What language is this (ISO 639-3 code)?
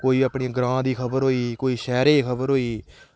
doi